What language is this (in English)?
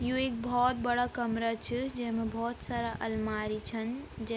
Garhwali